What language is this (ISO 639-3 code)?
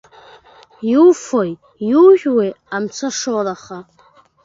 abk